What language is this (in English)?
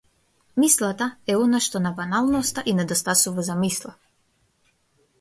Macedonian